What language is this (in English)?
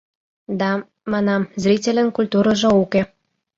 Mari